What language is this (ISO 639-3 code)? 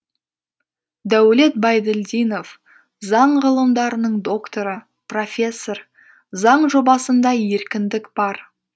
kaz